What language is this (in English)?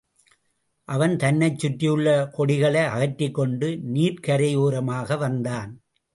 Tamil